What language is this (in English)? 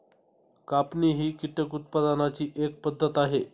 Marathi